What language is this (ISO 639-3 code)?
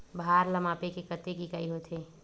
hne